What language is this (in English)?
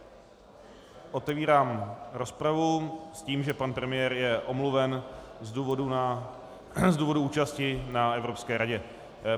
Czech